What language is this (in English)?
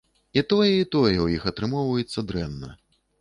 Belarusian